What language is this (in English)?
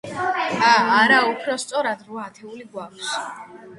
Georgian